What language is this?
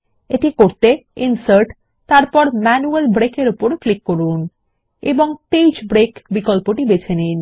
Bangla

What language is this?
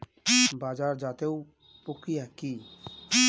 Bangla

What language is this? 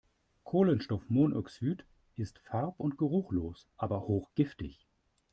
German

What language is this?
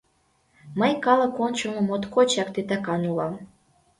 Mari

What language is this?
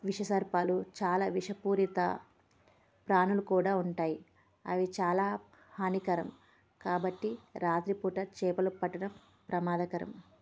Telugu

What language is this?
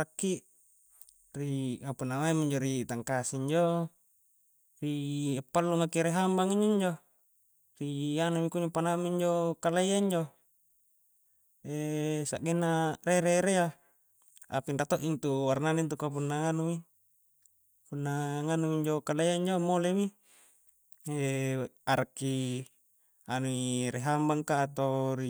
Coastal Konjo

